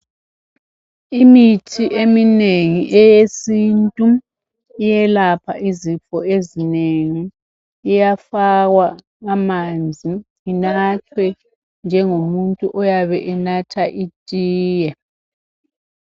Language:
North Ndebele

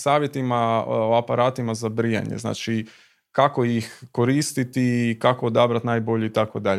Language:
Croatian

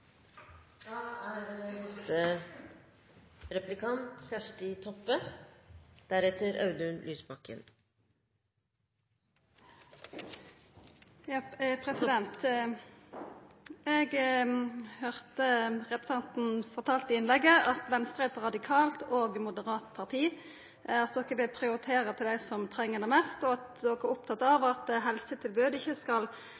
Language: Norwegian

